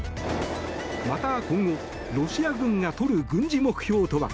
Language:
Japanese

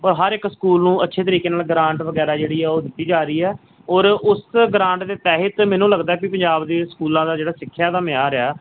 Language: Punjabi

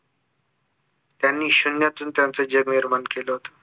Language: Marathi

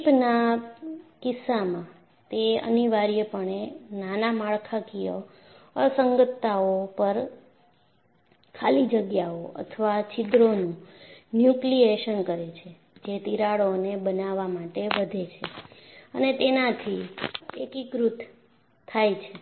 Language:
Gujarati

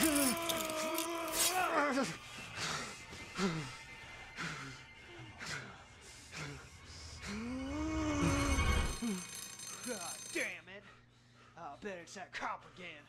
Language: Turkish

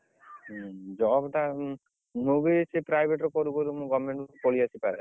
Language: Odia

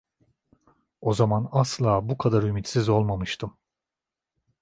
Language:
Turkish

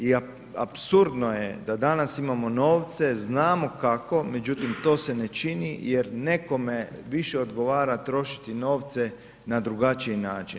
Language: Croatian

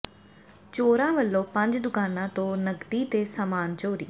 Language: Punjabi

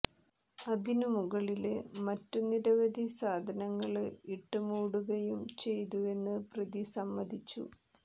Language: Malayalam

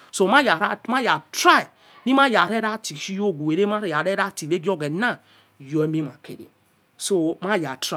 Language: Yekhee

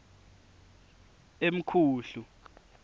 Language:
Swati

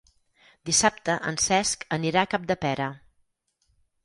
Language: Catalan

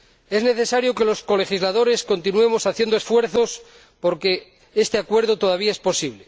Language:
Spanish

